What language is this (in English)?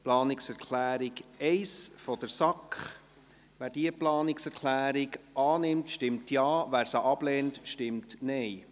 Swiss German